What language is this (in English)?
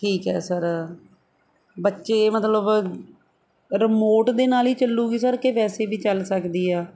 Punjabi